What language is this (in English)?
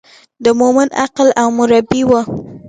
Pashto